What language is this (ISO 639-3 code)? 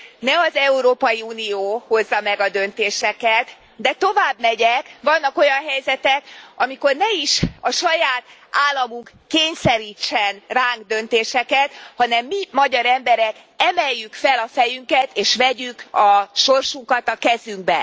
hun